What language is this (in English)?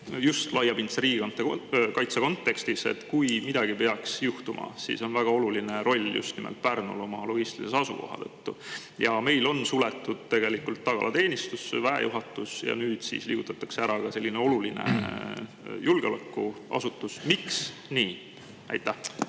Estonian